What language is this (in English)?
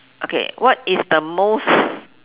English